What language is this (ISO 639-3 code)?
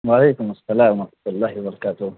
urd